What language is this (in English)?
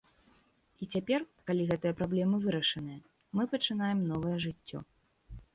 Belarusian